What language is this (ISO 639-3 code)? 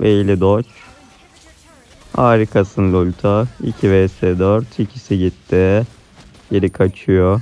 tur